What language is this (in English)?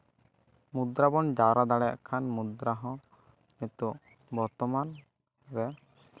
Santali